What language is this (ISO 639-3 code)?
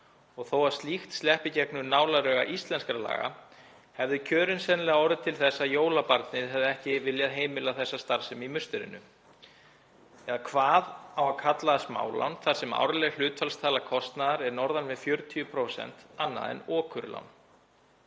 isl